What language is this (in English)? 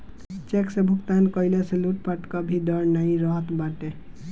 Bhojpuri